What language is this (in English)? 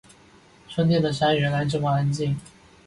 Chinese